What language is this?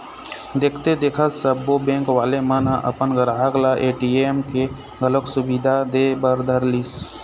Chhattisgarhi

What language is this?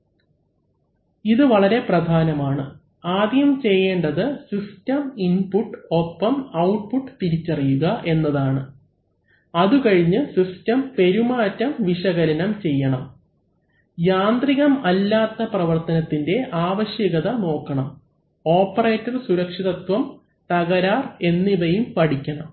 Malayalam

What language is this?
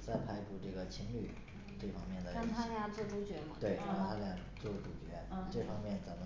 Chinese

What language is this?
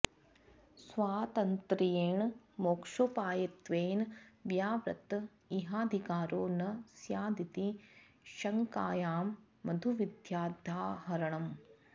Sanskrit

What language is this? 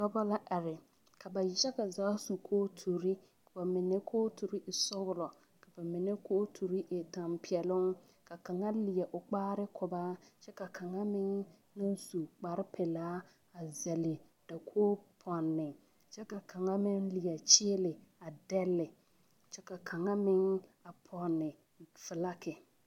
Southern Dagaare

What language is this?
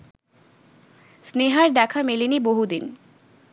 Bangla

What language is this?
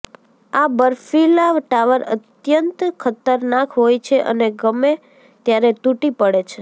Gujarati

